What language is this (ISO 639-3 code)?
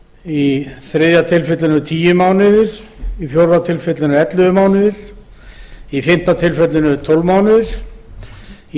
isl